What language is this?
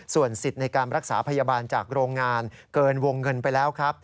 Thai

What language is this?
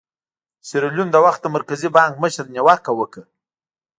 Pashto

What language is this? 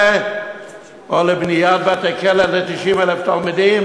Hebrew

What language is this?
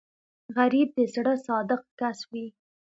Pashto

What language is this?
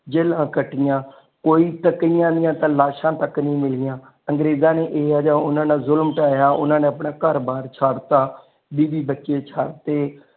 Punjabi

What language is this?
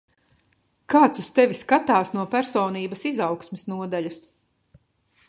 Latvian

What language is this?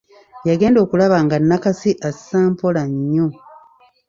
Ganda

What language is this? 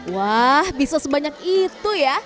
Indonesian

